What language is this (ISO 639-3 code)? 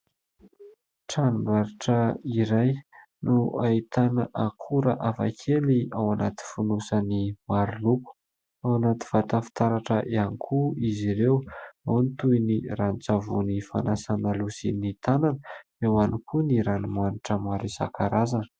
mlg